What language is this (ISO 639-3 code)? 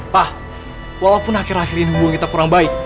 ind